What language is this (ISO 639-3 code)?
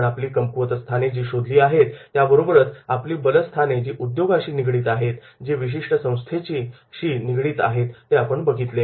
mar